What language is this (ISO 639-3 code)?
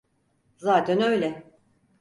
tur